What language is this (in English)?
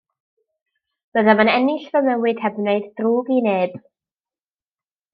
Welsh